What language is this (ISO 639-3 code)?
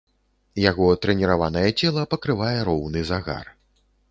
bel